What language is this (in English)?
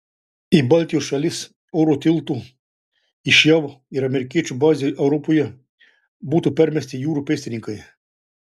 Lithuanian